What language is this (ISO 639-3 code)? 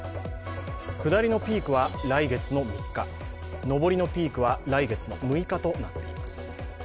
jpn